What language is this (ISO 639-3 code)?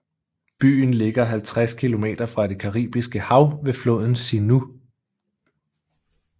dan